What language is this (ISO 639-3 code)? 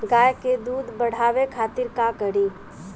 bho